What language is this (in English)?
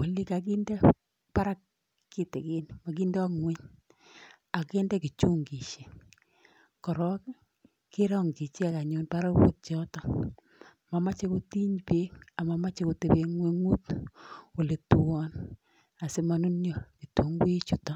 Kalenjin